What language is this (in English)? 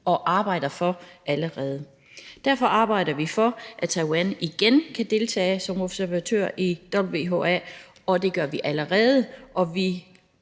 Danish